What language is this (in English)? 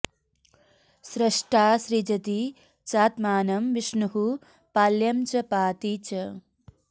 Sanskrit